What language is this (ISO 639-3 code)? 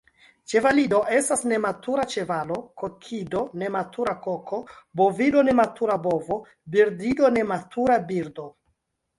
epo